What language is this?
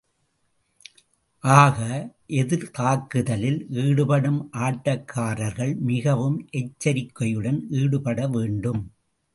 Tamil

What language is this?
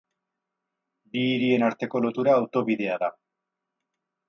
Basque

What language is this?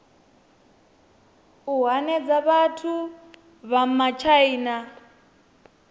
Venda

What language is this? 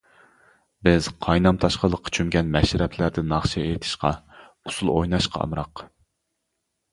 Uyghur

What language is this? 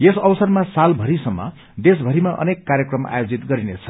Nepali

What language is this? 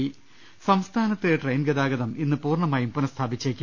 Malayalam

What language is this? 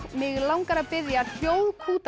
Icelandic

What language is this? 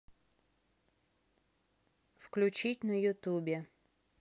Russian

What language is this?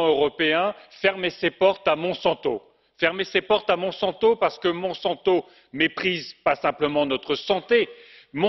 French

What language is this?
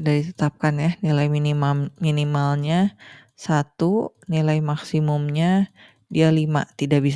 Indonesian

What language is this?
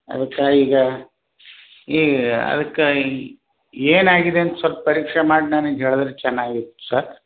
Kannada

